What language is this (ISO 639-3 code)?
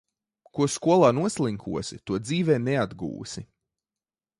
lav